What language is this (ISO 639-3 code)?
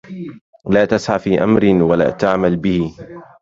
ara